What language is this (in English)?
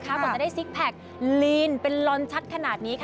Thai